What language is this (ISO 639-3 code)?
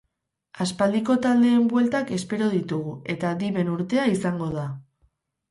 eus